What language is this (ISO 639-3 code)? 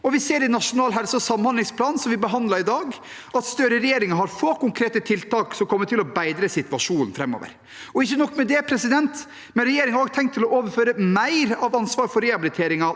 nor